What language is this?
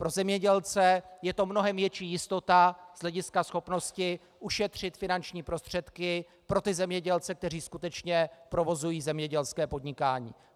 Czech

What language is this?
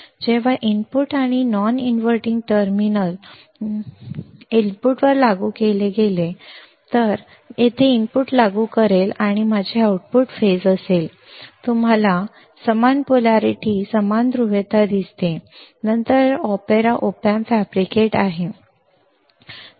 Marathi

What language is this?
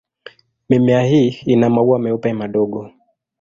Swahili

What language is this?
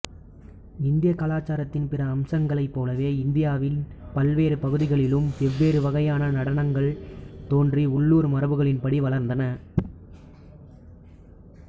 Tamil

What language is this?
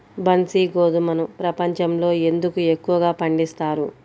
Telugu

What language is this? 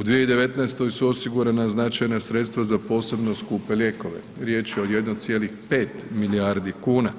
Croatian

